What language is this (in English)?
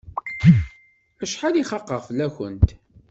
Kabyle